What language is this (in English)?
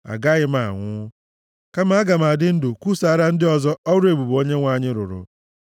Igbo